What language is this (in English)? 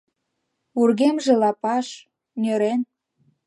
Mari